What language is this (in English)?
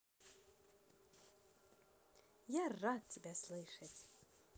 Russian